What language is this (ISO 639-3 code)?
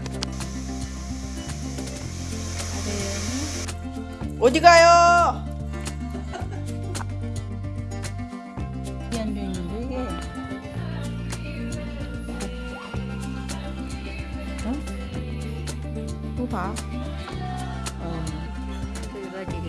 kor